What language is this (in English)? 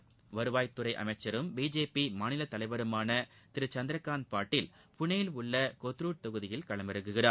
Tamil